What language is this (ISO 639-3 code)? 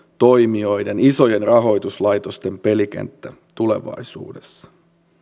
fin